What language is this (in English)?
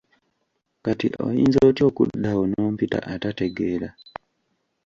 Ganda